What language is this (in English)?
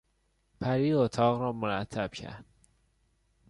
Persian